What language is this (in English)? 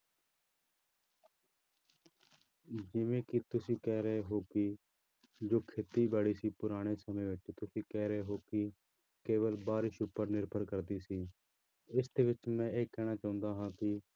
Punjabi